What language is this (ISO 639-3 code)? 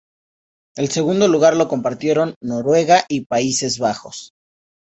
spa